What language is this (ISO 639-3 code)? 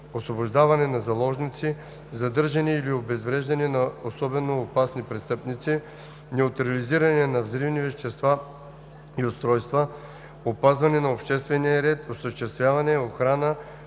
bul